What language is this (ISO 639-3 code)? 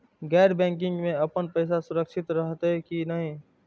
mai